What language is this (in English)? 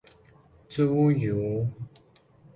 Min Nan Chinese